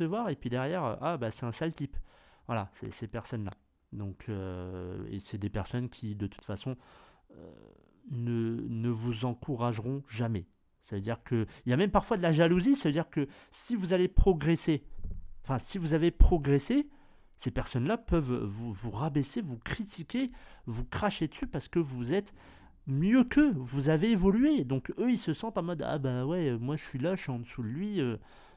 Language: French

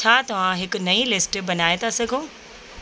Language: Sindhi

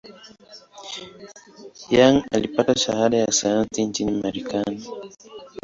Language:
Swahili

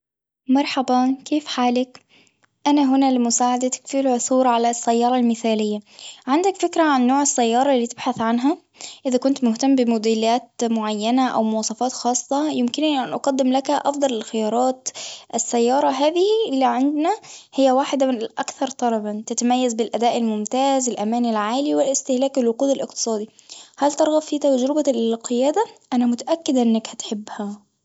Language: Tunisian Arabic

